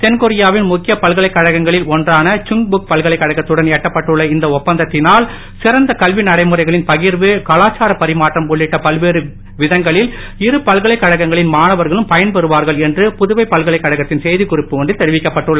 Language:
Tamil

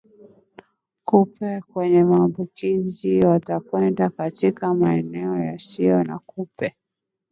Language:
Swahili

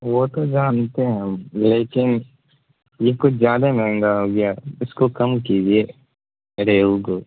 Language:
Urdu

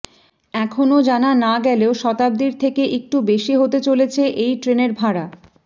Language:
Bangla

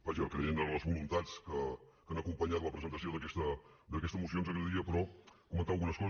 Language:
Catalan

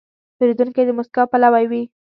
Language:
Pashto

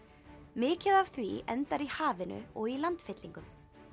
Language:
Icelandic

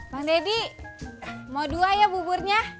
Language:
Indonesian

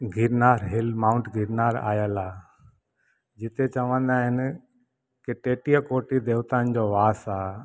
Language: Sindhi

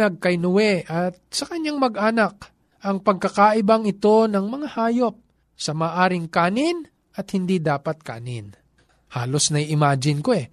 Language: Filipino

